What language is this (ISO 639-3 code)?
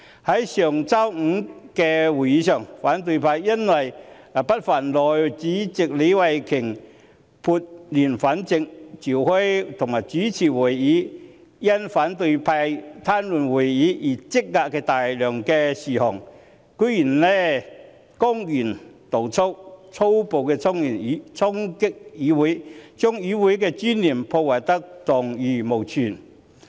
yue